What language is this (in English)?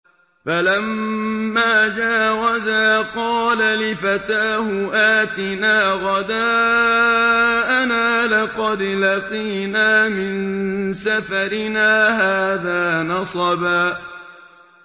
Arabic